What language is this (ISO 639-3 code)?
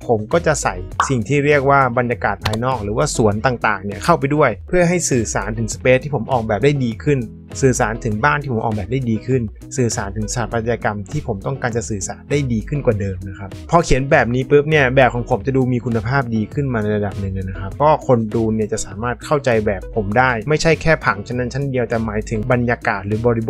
tha